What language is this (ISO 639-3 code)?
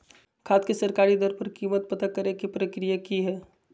mag